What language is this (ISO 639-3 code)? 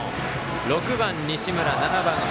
jpn